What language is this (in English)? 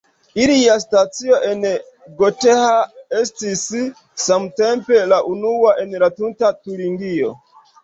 Esperanto